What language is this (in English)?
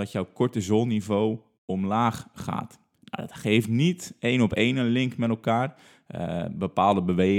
Dutch